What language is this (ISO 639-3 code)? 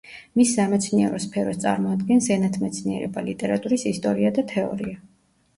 kat